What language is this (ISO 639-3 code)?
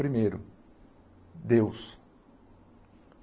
por